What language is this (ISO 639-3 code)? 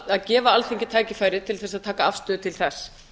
isl